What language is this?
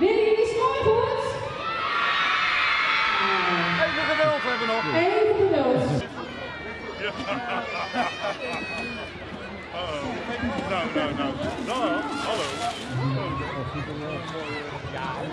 Dutch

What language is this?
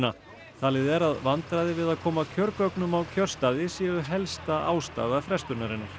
Icelandic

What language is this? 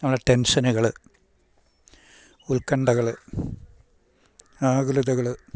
Malayalam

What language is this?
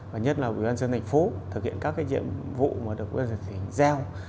Vietnamese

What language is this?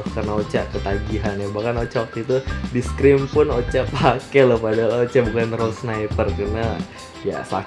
Indonesian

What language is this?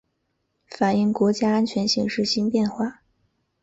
Chinese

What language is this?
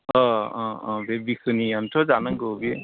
Bodo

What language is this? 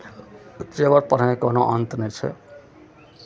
Maithili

